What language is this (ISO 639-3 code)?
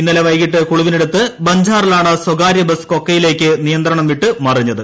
mal